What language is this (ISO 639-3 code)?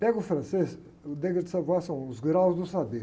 por